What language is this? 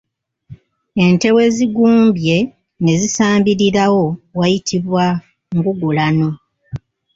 Ganda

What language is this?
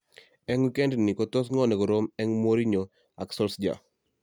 Kalenjin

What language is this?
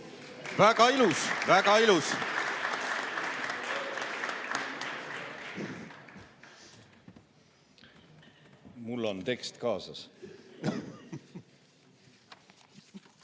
Estonian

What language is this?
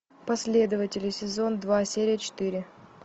Russian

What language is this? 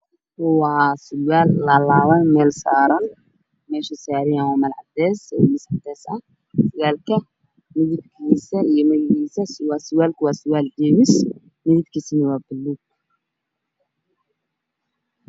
Somali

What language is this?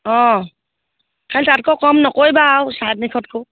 Assamese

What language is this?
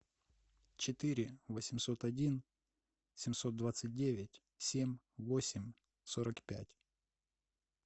Russian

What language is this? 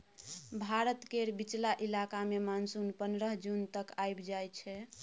Maithili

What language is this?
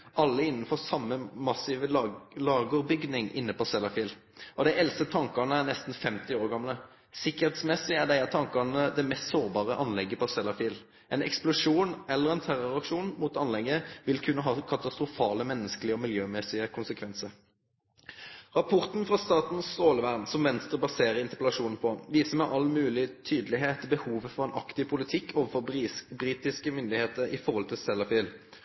Norwegian Nynorsk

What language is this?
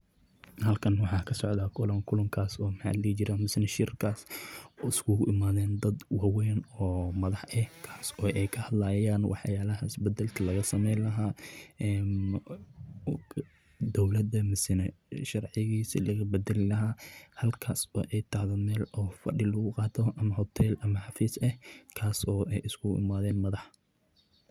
Somali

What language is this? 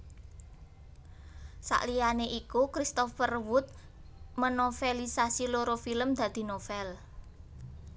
Javanese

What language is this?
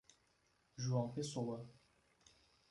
Portuguese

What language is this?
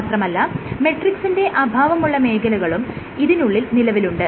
Malayalam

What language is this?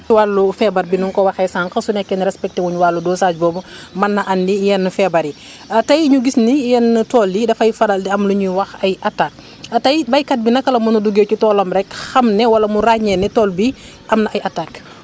Wolof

